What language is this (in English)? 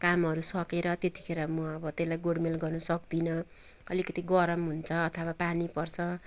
Nepali